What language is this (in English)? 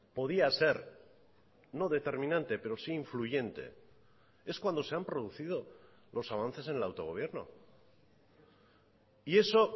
Spanish